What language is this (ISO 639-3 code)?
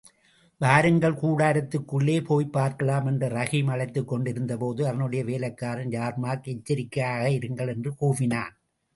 tam